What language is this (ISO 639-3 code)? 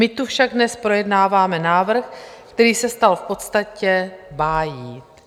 ces